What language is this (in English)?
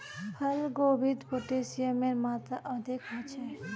Magahi